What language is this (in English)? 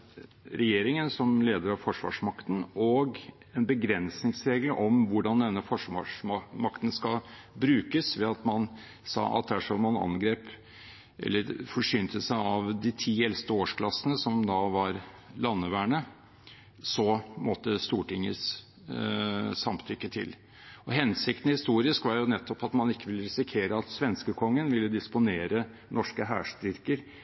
Norwegian Bokmål